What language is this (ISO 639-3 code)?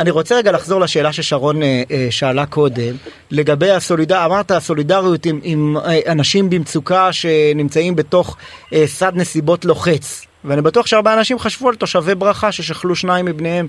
heb